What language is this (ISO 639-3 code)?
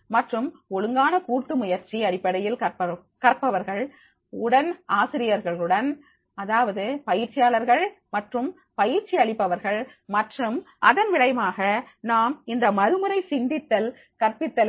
tam